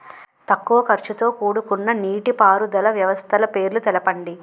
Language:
Telugu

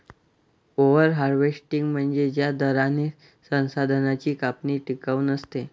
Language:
Marathi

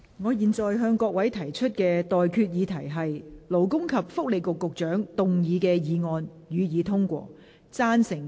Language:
Cantonese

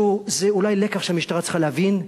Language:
Hebrew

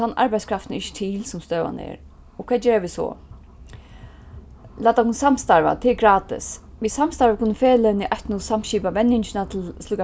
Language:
Faroese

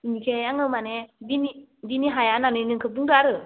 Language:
Bodo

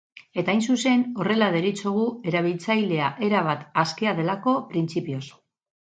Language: Basque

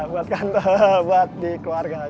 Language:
Indonesian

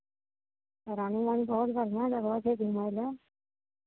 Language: Maithili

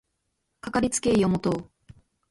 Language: Japanese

